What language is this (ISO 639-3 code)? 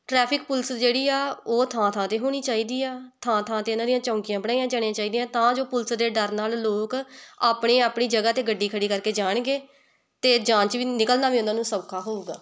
pan